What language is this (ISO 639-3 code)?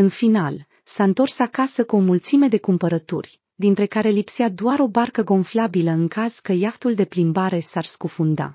ron